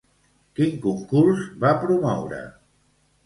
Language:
Catalan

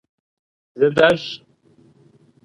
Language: Kabardian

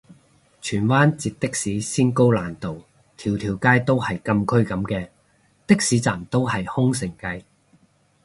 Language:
Cantonese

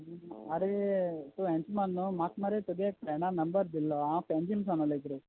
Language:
Konkani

